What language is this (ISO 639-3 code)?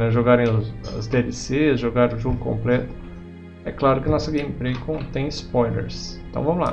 por